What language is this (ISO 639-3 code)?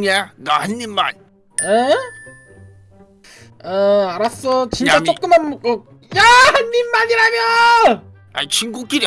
kor